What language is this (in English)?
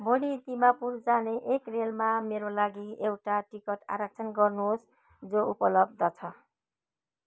Nepali